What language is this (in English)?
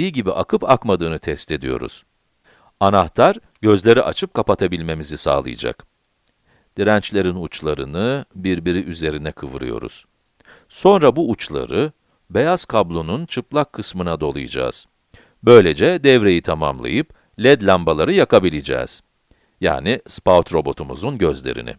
Turkish